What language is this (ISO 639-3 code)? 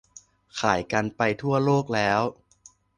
tha